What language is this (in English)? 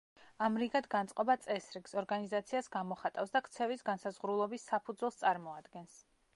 Georgian